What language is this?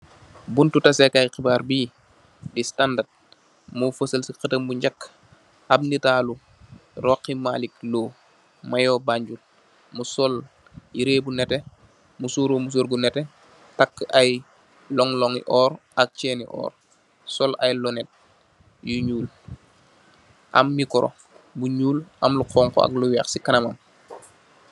Wolof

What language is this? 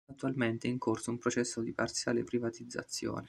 Italian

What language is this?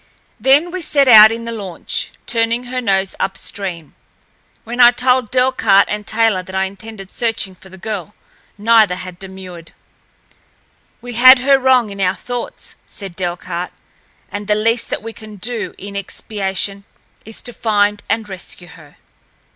English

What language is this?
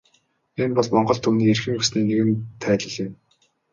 Mongolian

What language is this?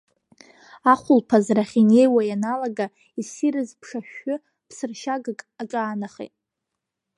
Abkhazian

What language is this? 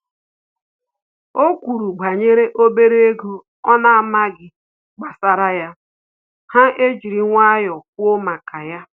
Igbo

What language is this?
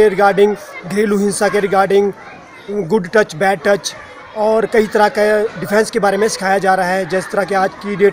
Hindi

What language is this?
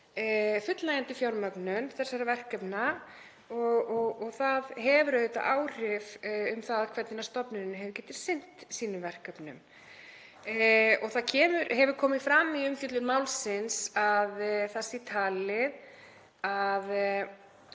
Icelandic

